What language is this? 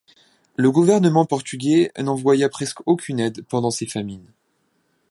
French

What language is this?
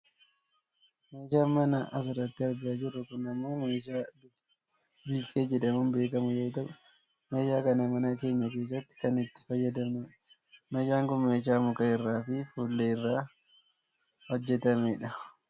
Oromo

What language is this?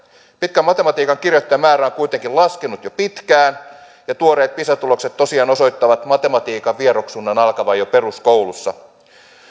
Finnish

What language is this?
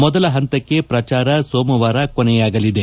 Kannada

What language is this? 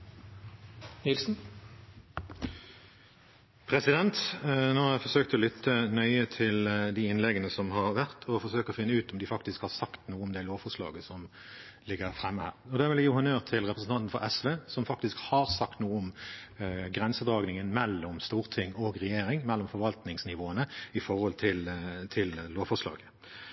Norwegian Bokmål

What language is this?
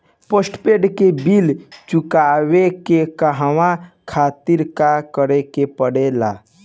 Bhojpuri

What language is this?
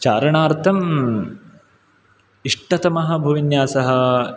Sanskrit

